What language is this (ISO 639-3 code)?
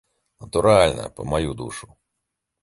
bel